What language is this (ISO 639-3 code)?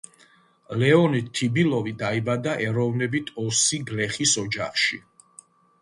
kat